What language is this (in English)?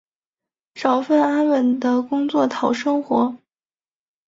Chinese